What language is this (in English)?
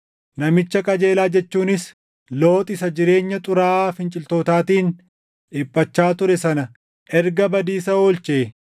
Oromo